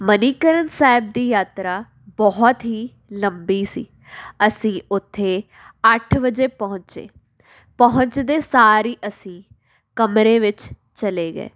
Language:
Punjabi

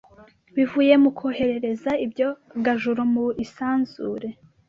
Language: Kinyarwanda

